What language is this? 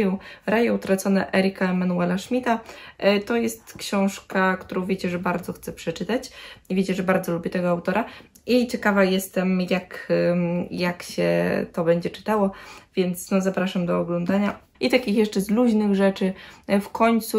Polish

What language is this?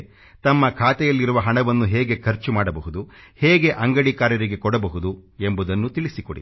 Kannada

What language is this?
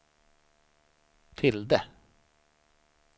Swedish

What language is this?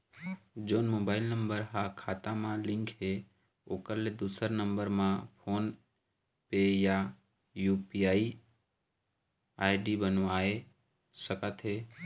Chhattisgarhi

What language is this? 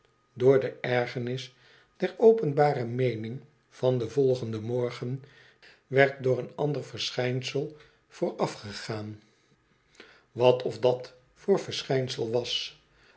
Dutch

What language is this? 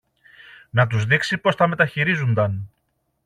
Greek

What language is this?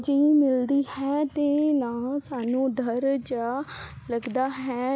Punjabi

